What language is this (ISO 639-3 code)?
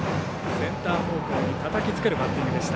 jpn